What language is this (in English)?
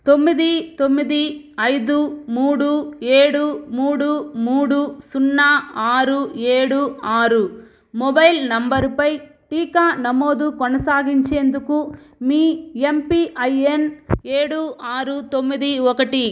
Telugu